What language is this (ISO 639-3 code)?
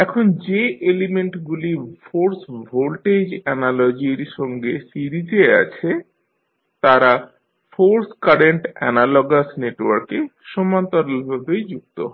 ben